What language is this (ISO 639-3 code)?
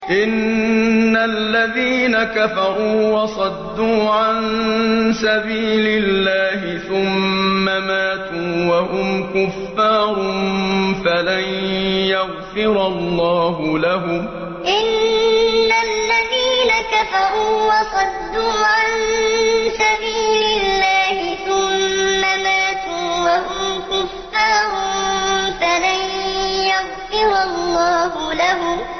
ara